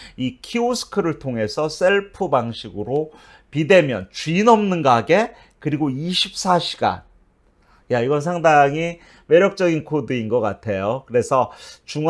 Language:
Korean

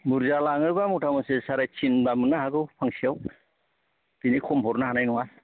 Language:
Bodo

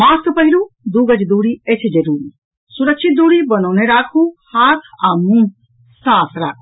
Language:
Maithili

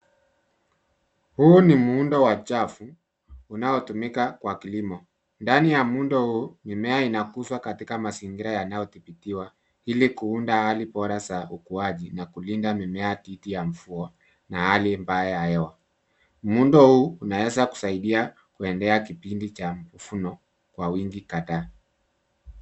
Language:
Swahili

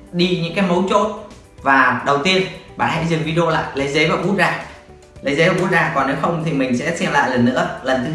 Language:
Vietnamese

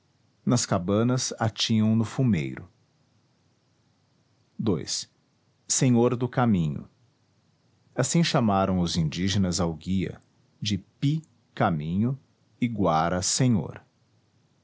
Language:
Portuguese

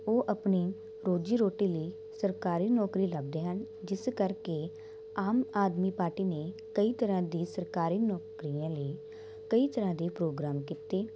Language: Punjabi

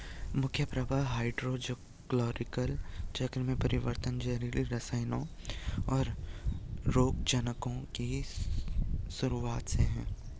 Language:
Hindi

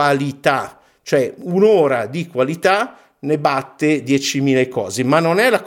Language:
Italian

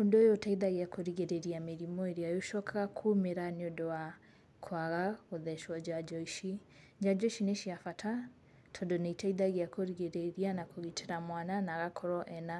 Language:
Kikuyu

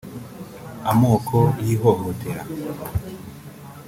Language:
Kinyarwanda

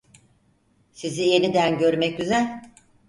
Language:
Turkish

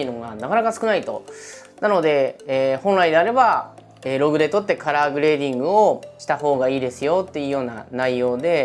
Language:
Japanese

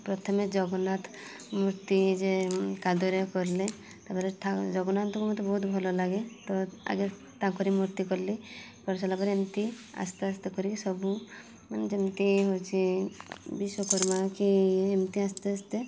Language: Odia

